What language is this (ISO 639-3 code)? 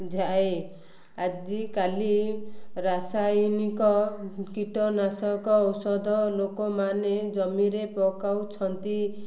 ori